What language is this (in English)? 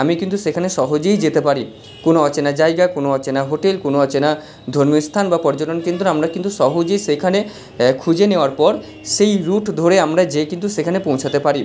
Bangla